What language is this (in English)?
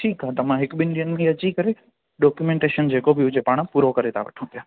Sindhi